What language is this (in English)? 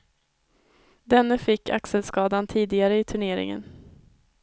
Swedish